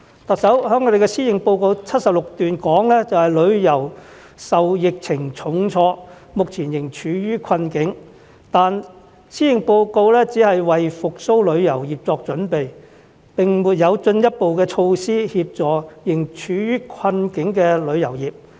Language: Cantonese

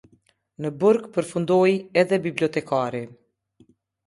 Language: Albanian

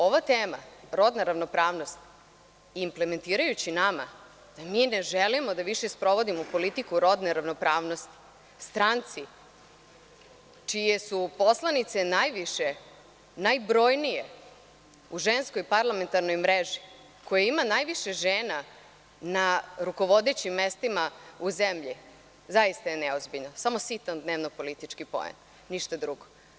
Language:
Serbian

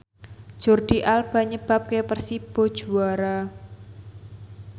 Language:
Javanese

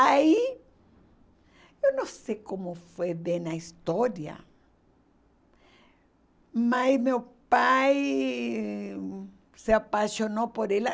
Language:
Portuguese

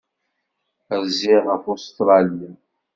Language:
Kabyle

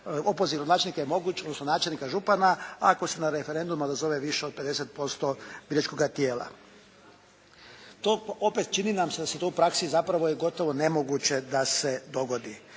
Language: Croatian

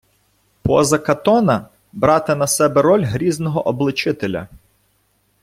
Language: Ukrainian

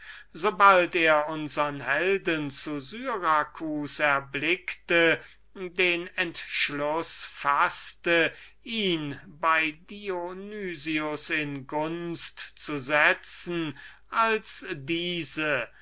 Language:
German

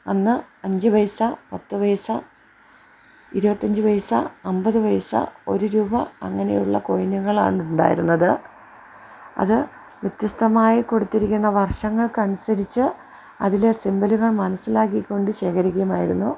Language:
Malayalam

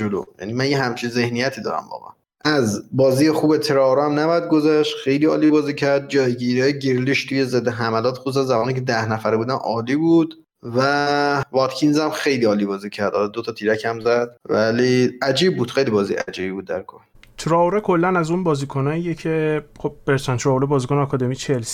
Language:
Persian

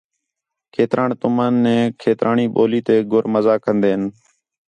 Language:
Khetrani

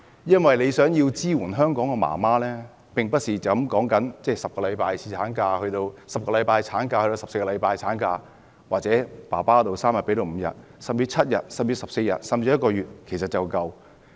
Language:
Cantonese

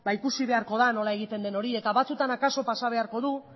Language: Basque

